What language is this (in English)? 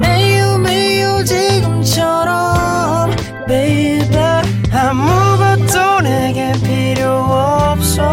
Korean